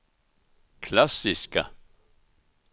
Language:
Swedish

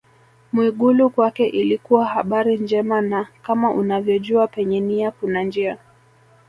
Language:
Swahili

